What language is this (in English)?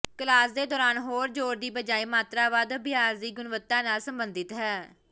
Punjabi